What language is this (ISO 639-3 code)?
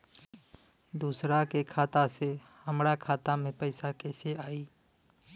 bho